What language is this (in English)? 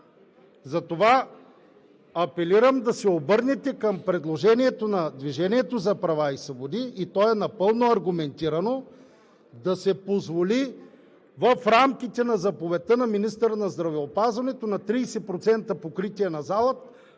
Bulgarian